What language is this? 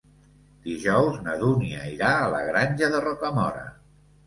Catalan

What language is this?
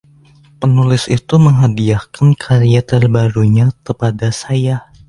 Indonesian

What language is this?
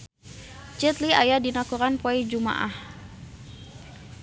Sundanese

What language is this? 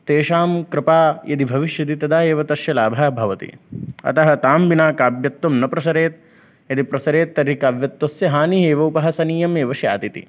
Sanskrit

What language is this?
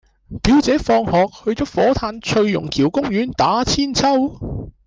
Cantonese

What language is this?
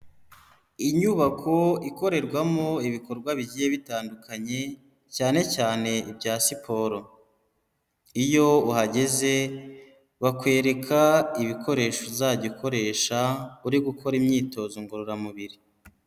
Kinyarwanda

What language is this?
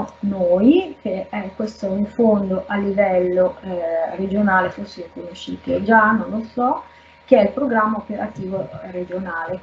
Italian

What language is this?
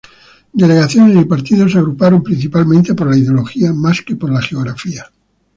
Spanish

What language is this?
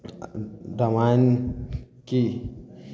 Maithili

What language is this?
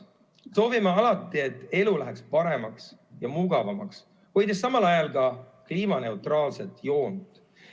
Estonian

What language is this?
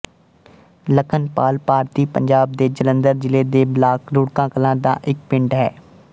Punjabi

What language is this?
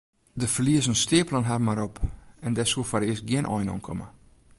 Western Frisian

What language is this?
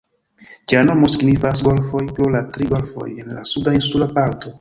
Esperanto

